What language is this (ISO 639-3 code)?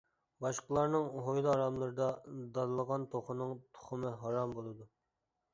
uig